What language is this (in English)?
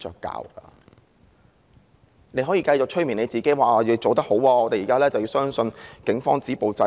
Cantonese